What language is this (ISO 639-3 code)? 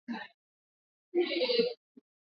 swa